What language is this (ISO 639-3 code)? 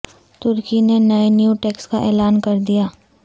urd